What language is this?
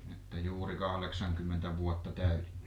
Finnish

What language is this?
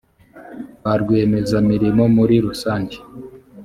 Kinyarwanda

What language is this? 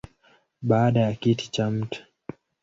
Swahili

